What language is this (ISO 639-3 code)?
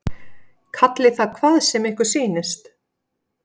isl